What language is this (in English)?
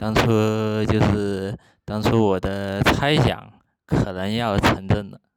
Chinese